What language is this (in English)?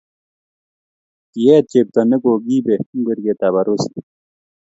Kalenjin